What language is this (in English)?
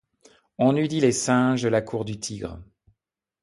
French